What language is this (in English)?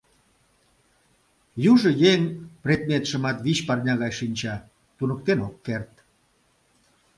Mari